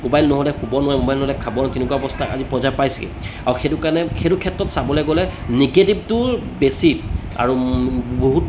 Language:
Assamese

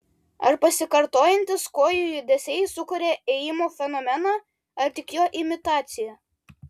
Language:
Lithuanian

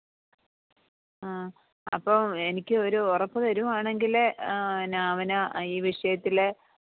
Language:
Malayalam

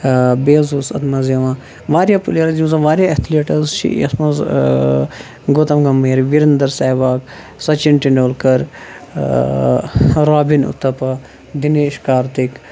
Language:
Kashmiri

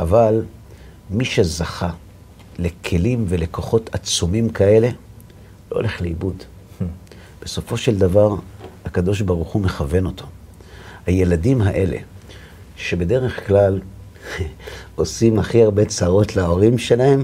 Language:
Hebrew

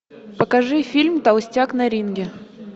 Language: Russian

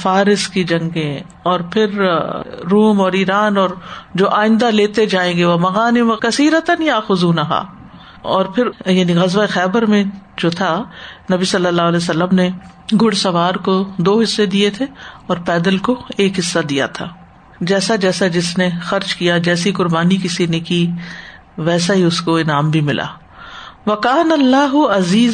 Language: Urdu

